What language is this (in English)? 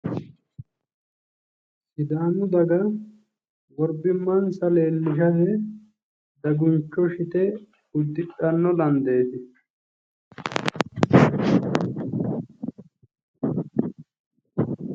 Sidamo